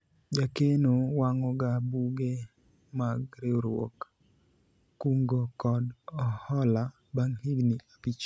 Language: Luo (Kenya and Tanzania)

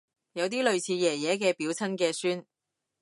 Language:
Cantonese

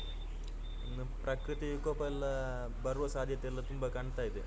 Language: Kannada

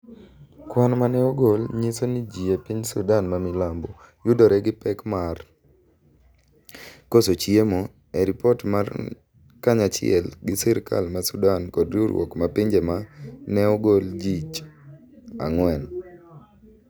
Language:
Luo (Kenya and Tanzania)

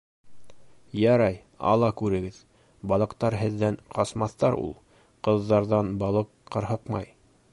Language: Bashkir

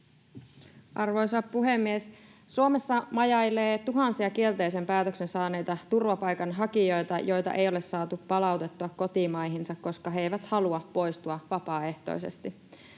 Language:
Finnish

